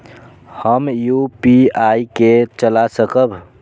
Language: Maithili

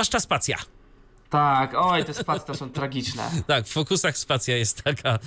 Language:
Polish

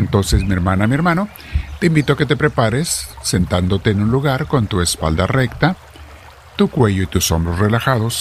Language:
Spanish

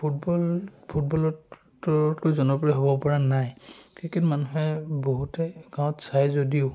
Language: Assamese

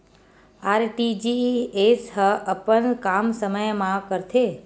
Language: Chhattisgarhi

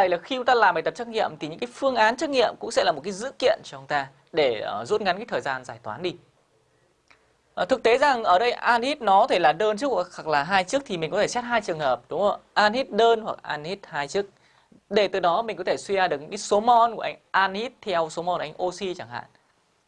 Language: Vietnamese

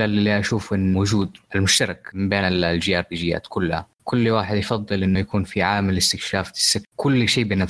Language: Arabic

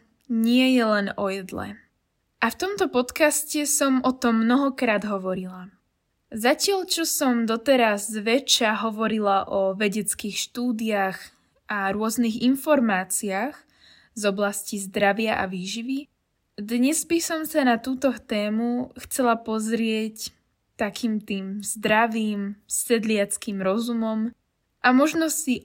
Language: Slovak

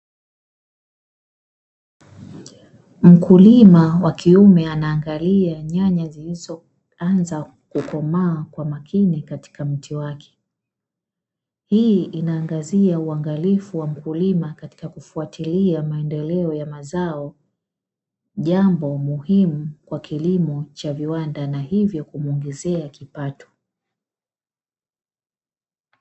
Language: Swahili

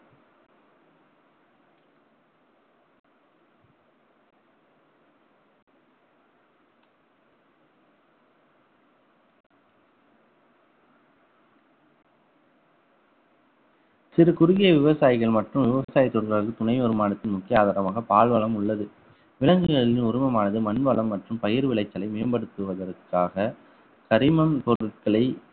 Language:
Tamil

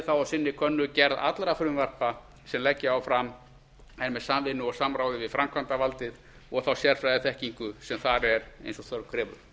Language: Icelandic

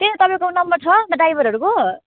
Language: Nepali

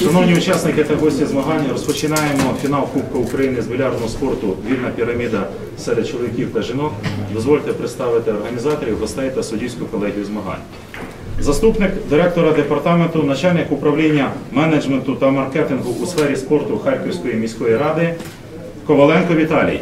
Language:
Russian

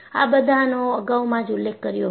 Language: Gujarati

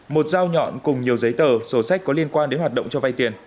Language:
Vietnamese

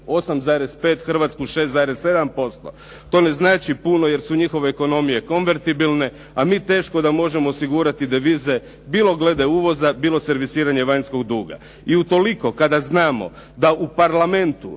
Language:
Croatian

